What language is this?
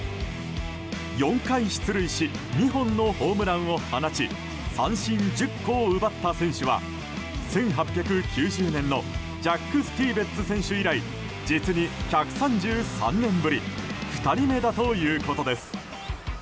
Japanese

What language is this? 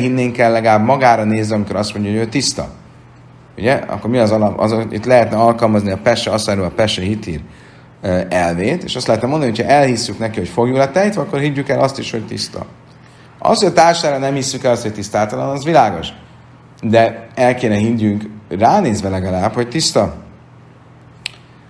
Hungarian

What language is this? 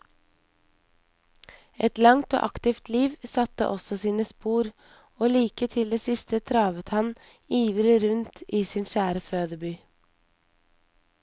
Norwegian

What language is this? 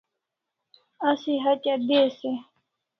Kalasha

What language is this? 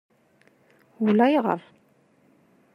Kabyle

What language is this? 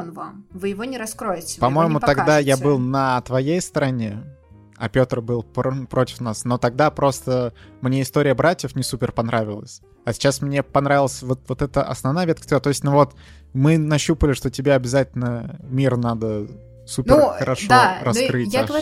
Russian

